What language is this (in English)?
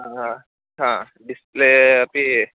Sanskrit